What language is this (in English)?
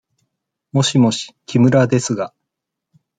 Japanese